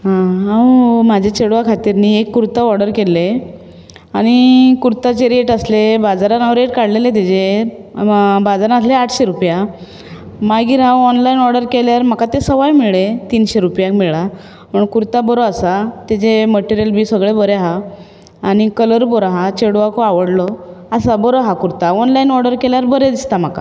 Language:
Konkani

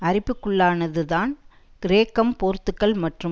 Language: Tamil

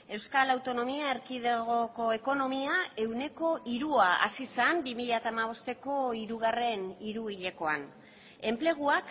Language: Basque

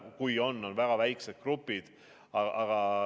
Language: Estonian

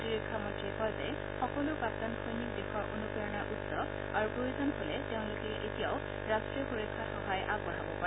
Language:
Assamese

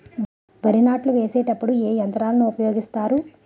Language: Telugu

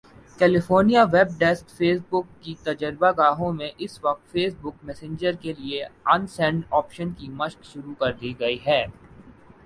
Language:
Urdu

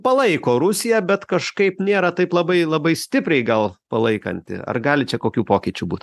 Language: Lithuanian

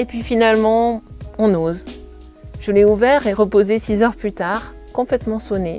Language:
French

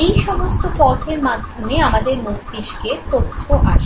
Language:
Bangla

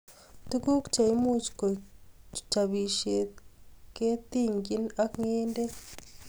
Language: Kalenjin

